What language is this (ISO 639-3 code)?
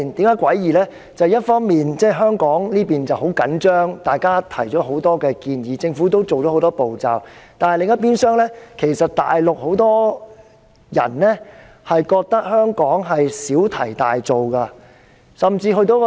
yue